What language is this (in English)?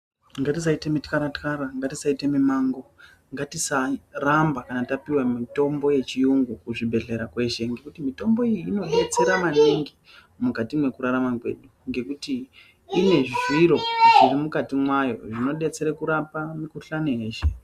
Ndau